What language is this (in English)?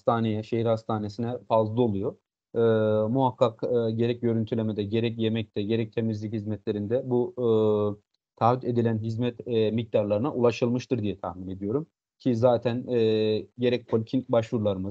Turkish